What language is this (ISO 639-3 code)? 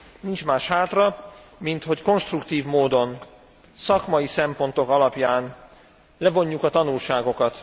hun